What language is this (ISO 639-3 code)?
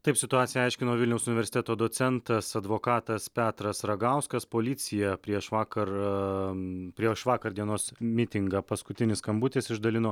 lit